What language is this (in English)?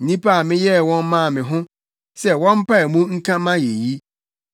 Akan